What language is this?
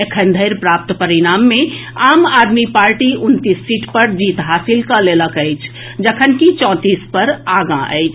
Maithili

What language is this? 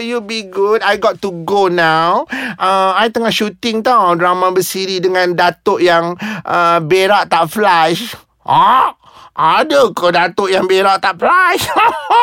Malay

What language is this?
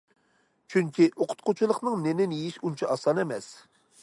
Uyghur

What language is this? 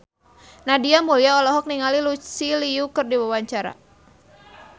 Sundanese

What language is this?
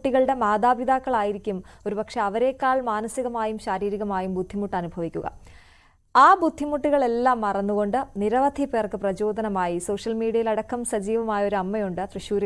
Malayalam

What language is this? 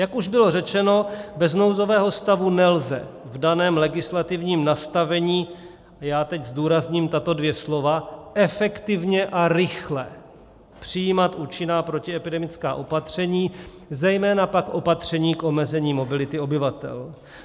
Czech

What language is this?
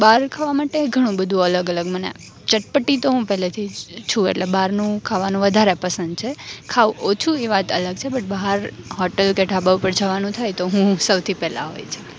Gujarati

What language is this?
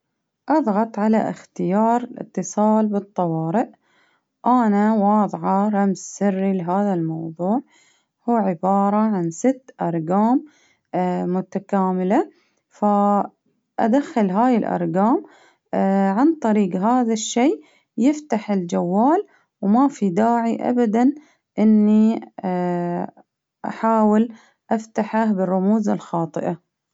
Baharna Arabic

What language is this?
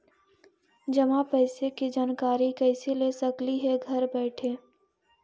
Magahi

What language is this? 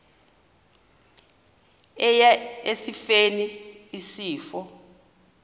Xhosa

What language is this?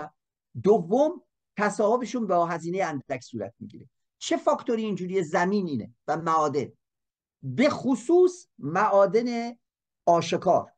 Persian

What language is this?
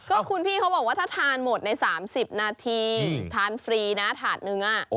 Thai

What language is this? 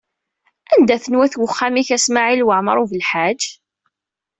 Kabyle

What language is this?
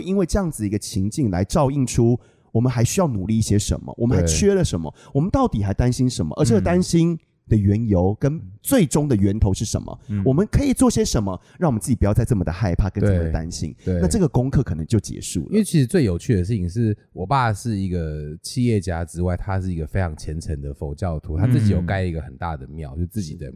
Chinese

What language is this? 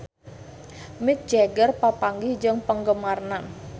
Sundanese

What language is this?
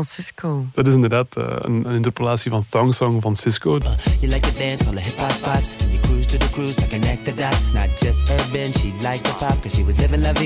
Dutch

